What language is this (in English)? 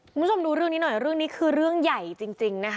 Thai